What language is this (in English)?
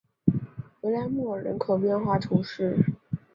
Chinese